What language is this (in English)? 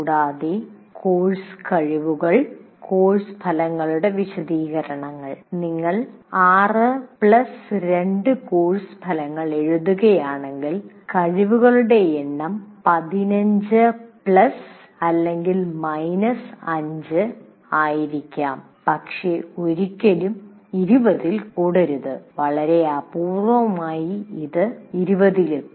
Malayalam